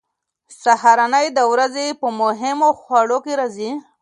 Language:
Pashto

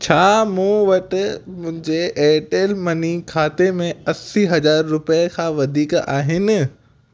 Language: Sindhi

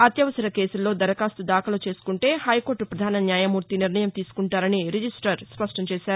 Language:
Telugu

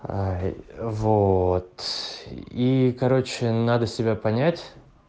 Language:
Russian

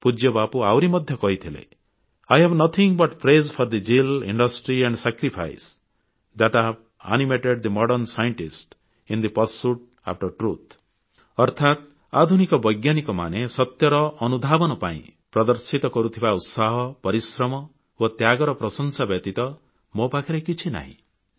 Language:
Odia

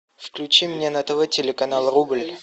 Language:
Russian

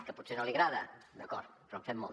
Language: Catalan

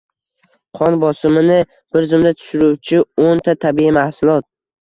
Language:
Uzbek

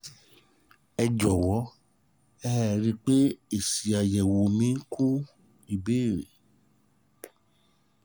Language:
Yoruba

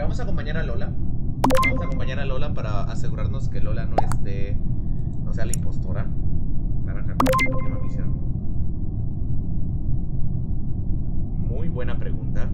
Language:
Spanish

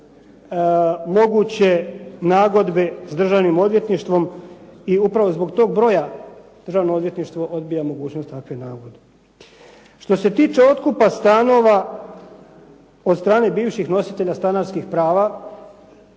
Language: Croatian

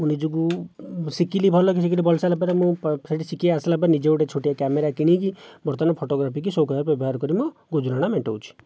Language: Odia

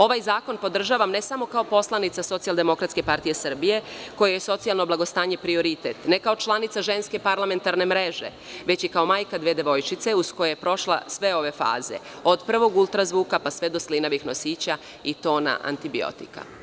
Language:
Serbian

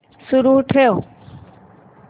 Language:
Marathi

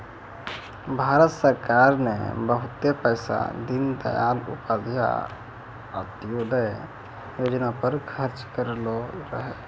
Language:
Maithili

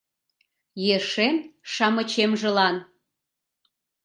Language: Mari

